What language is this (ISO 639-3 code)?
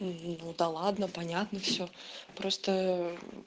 rus